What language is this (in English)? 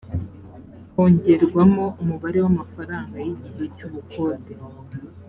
Kinyarwanda